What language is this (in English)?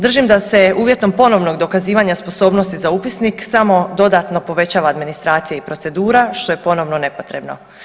Croatian